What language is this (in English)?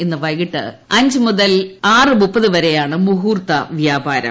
Malayalam